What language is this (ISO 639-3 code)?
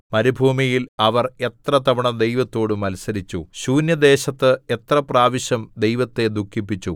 mal